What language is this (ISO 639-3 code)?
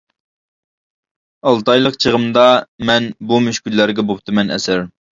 uig